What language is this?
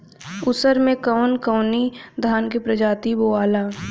Bhojpuri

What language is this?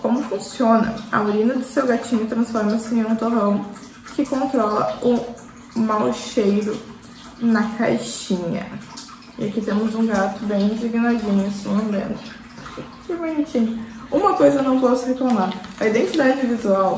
Portuguese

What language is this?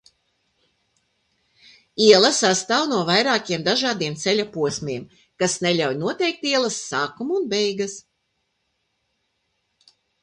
Latvian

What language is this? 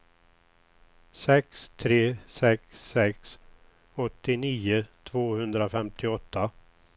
Swedish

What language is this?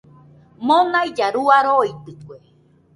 Nüpode Huitoto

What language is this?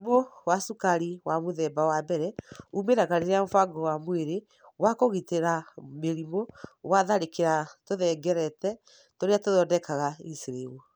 Kikuyu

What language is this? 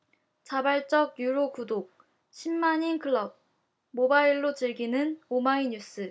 Korean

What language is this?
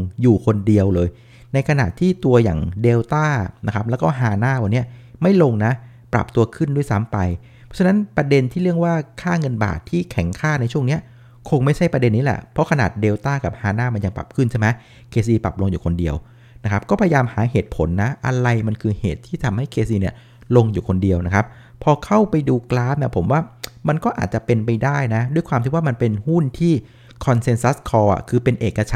Thai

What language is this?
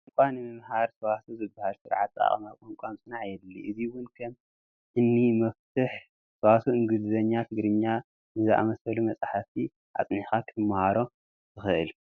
Tigrinya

